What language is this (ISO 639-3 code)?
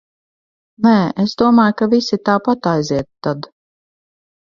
lav